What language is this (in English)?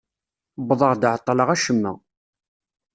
Kabyle